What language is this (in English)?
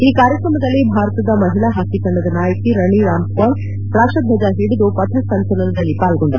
Kannada